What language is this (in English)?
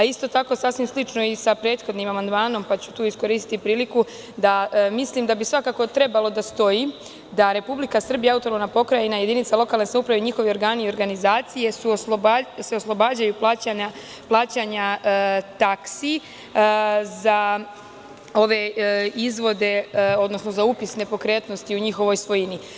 Serbian